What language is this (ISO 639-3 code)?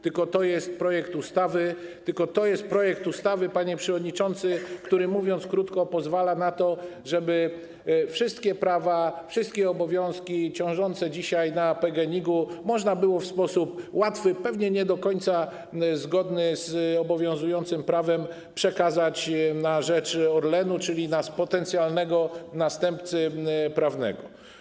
pol